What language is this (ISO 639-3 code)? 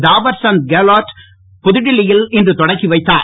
tam